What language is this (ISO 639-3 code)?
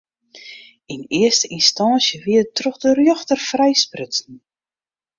fry